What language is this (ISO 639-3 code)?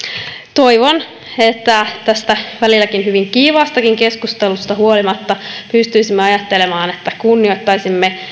fin